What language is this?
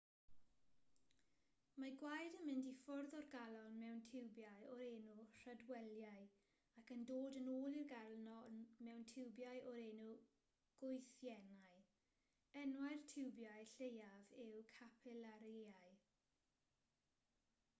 Welsh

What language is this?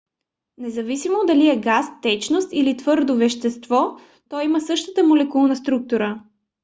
Bulgarian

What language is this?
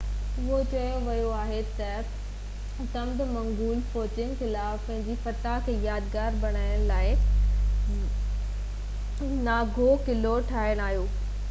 Sindhi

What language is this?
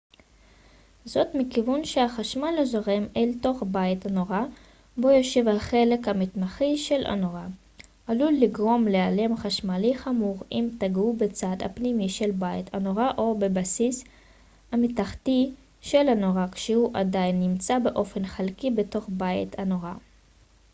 Hebrew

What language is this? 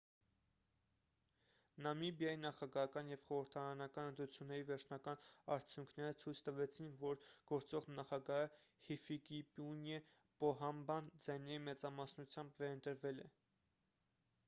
Armenian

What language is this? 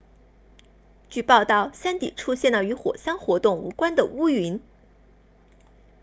Chinese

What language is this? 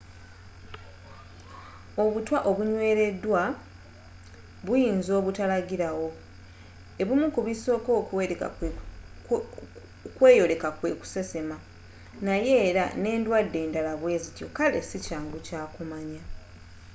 Ganda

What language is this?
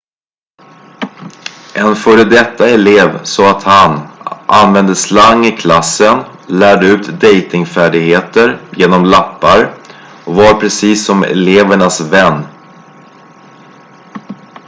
Swedish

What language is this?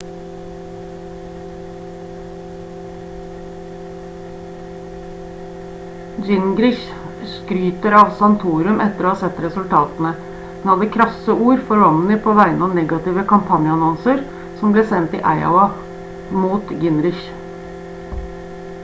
Norwegian Bokmål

